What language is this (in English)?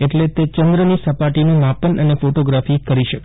Gujarati